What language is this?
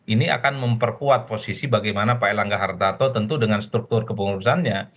Indonesian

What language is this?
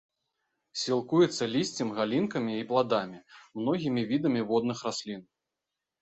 Belarusian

